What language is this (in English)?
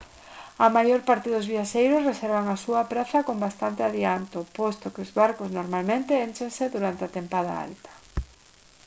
Galician